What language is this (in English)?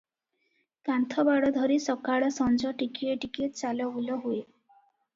Odia